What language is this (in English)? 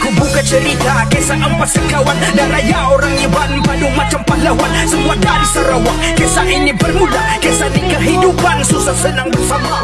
Indonesian